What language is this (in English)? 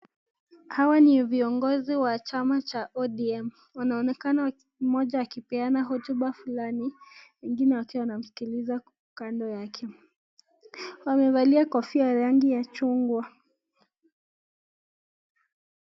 Swahili